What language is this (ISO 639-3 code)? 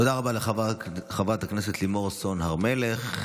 heb